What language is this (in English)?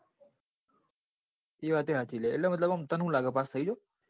Gujarati